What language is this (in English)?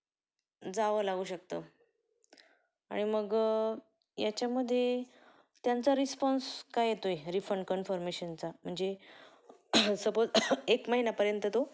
Marathi